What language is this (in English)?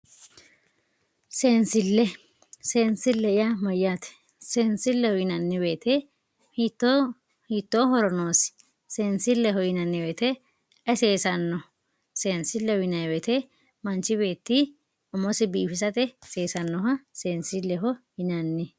Sidamo